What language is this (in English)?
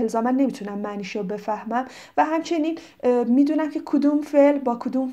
Persian